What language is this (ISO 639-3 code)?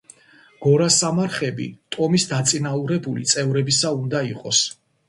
kat